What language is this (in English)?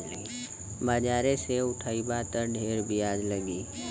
Bhojpuri